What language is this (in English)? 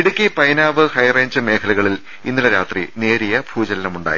Malayalam